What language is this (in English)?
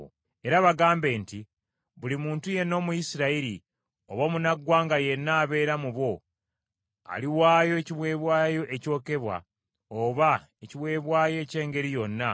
Ganda